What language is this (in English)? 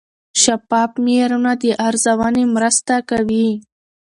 Pashto